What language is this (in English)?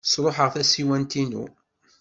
Kabyle